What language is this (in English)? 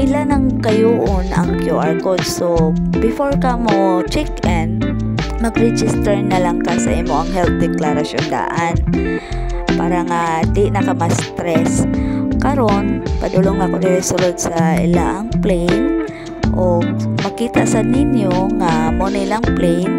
Filipino